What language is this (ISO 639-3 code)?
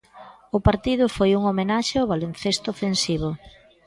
glg